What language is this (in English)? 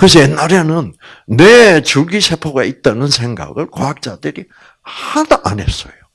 Korean